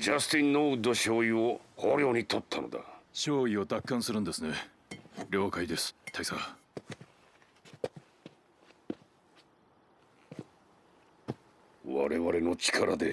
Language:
Japanese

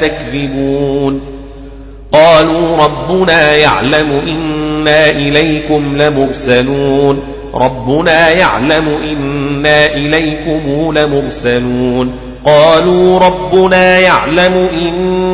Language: Arabic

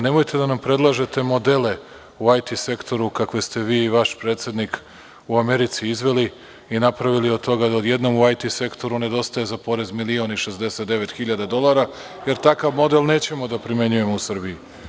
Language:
Serbian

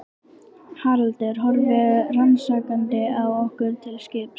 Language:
Icelandic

